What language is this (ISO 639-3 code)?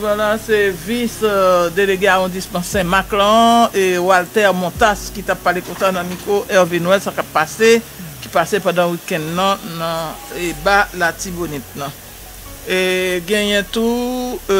fra